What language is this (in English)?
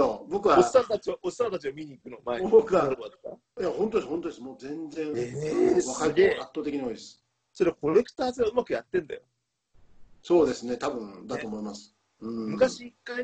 Japanese